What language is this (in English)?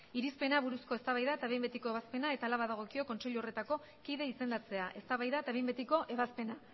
Basque